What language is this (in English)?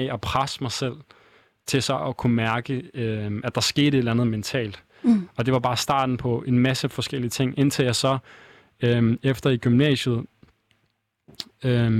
Danish